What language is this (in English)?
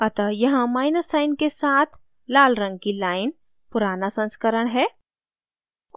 Hindi